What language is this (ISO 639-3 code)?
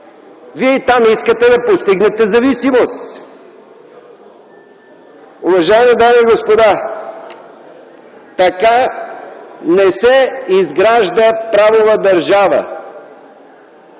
bul